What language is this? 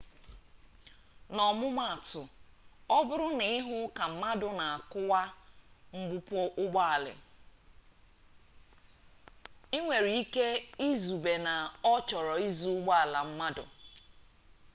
Igbo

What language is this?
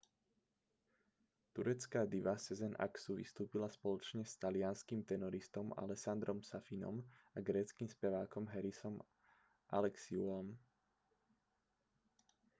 Slovak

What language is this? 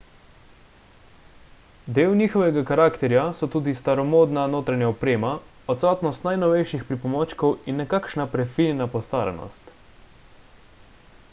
Slovenian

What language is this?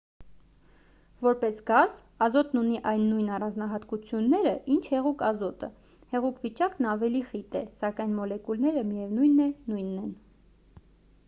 Armenian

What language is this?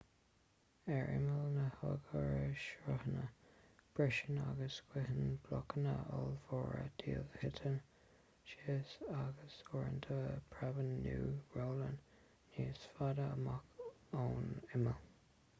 Irish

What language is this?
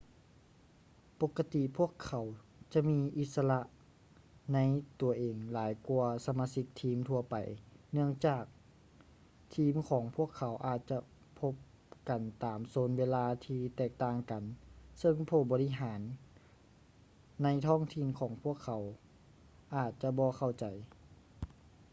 Lao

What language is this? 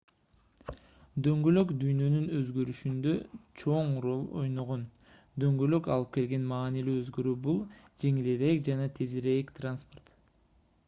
Kyrgyz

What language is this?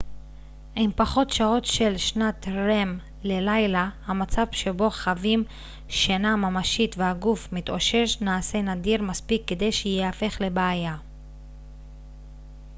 Hebrew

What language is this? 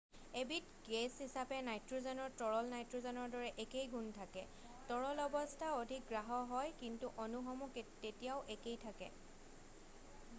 Assamese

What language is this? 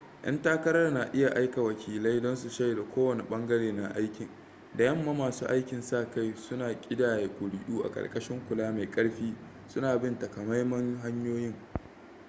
Hausa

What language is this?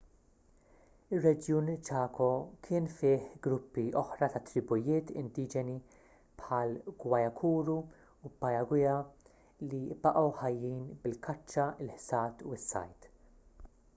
Maltese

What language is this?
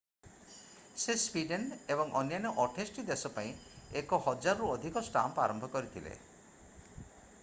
Odia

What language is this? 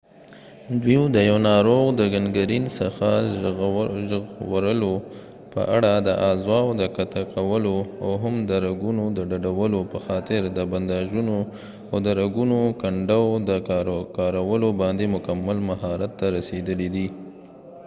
Pashto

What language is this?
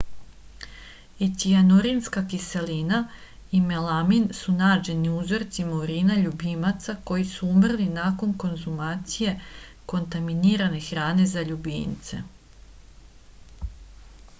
Serbian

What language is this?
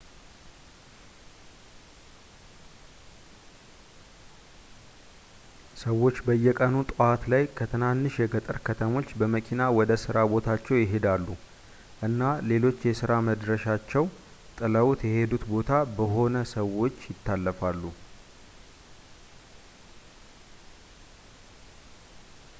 Amharic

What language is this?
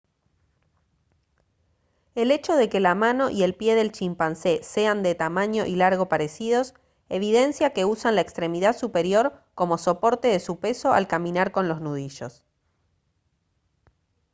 Spanish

